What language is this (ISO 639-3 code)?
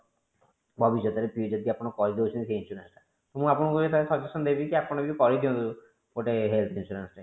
ori